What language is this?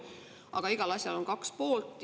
Estonian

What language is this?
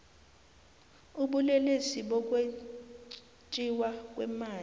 South Ndebele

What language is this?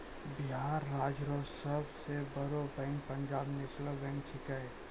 Maithili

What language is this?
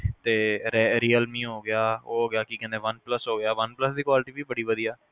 Punjabi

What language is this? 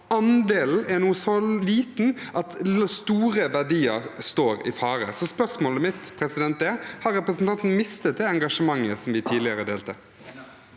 Norwegian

